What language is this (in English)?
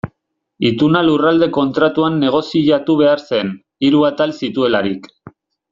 Basque